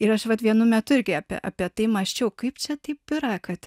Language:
Lithuanian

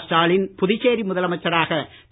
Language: Tamil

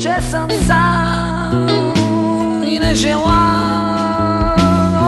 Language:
Bulgarian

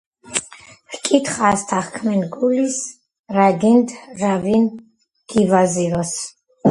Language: Georgian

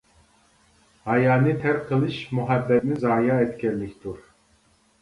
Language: Uyghur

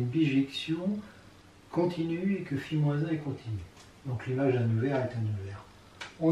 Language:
French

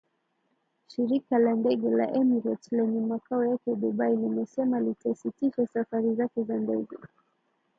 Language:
Swahili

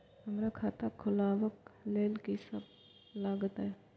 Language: Maithili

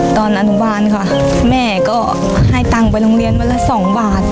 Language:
Thai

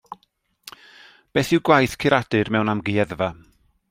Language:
Welsh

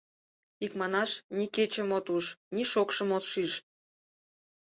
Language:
Mari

